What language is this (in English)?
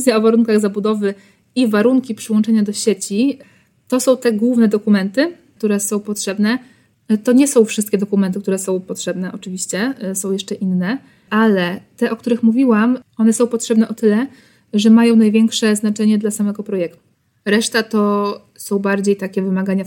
Polish